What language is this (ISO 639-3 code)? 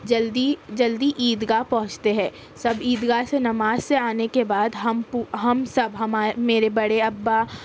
urd